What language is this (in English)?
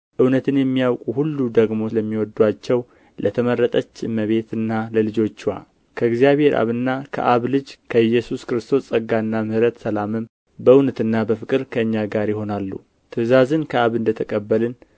Amharic